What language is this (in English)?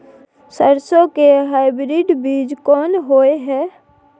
Maithili